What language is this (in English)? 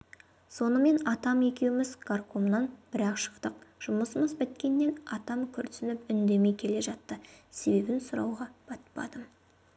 Kazakh